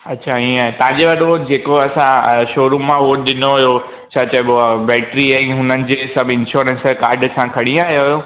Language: Sindhi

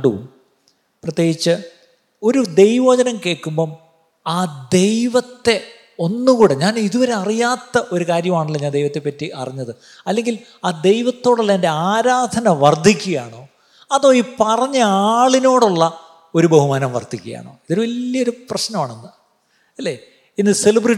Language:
Malayalam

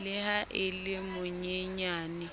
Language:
Southern Sotho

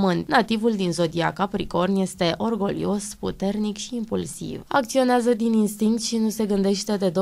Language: Romanian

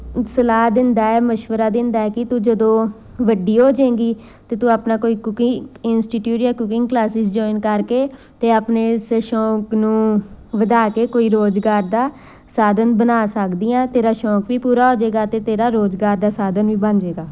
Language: Punjabi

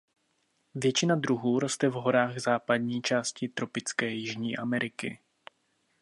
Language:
Czech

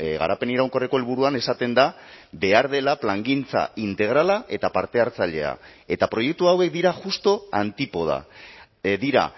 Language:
Basque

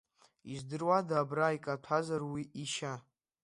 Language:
Abkhazian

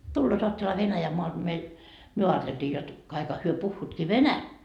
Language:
Finnish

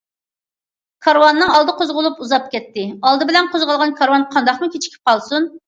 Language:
Uyghur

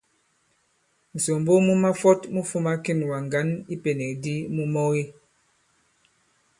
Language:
Bankon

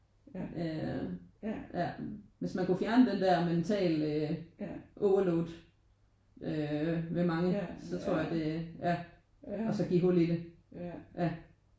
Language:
Danish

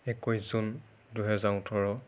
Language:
Assamese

